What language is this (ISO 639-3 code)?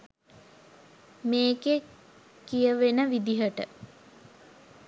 sin